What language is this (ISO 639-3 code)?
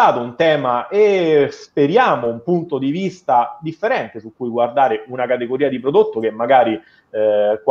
ita